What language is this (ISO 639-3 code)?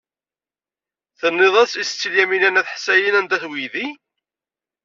kab